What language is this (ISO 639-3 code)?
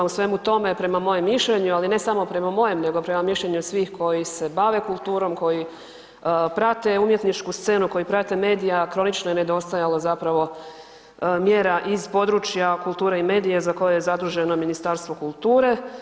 hrv